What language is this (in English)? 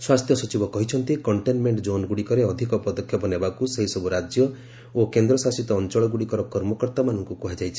Odia